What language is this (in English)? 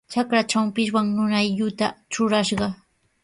Sihuas Ancash Quechua